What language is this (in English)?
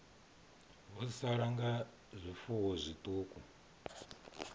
Venda